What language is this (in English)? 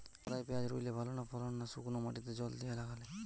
Bangla